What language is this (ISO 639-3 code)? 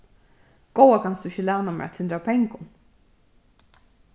fao